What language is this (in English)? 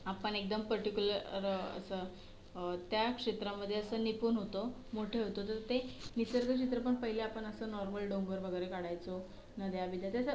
Marathi